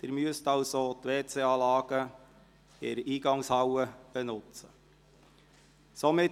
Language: Swiss German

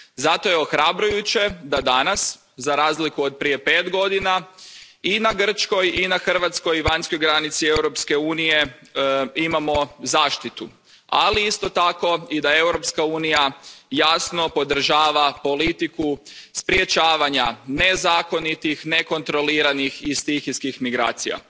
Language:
Croatian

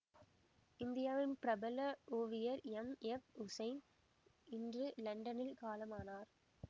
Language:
Tamil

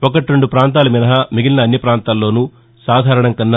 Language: Telugu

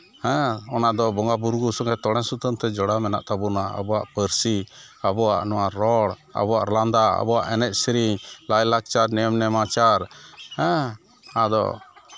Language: Santali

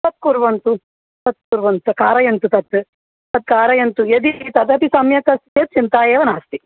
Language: Sanskrit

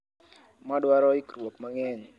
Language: Luo (Kenya and Tanzania)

